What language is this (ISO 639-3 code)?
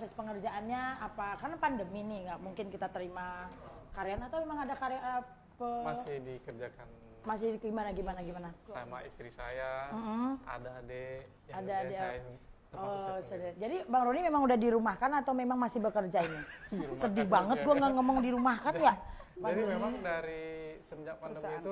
ind